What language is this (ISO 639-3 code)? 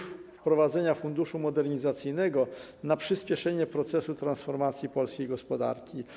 pol